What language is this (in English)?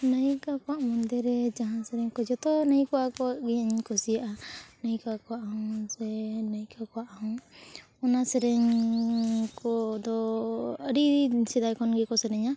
Santali